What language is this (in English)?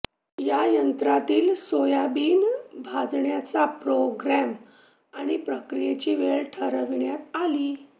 Marathi